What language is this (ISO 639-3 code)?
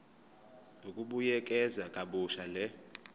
zul